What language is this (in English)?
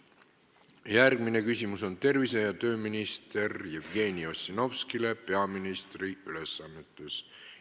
Estonian